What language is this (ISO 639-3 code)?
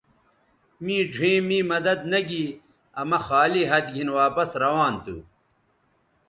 btv